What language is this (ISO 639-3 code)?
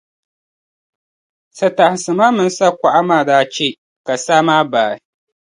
dag